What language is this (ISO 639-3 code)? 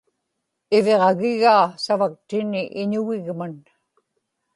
ipk